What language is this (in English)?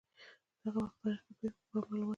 Pashto